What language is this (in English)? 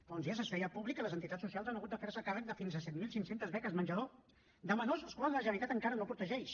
Catalan